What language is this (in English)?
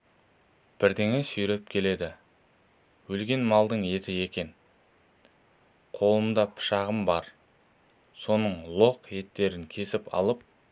Kazakh